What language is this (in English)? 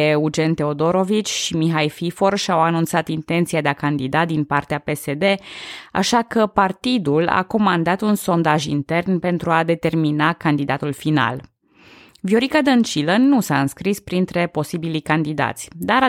Romanian